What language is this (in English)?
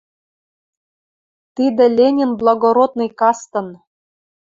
Western Mari